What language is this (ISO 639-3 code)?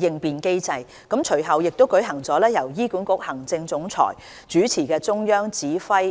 yue